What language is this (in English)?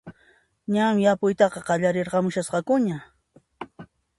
Puno Quechua